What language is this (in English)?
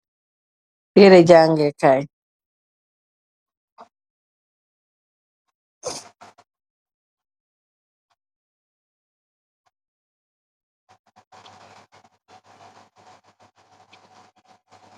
Wolof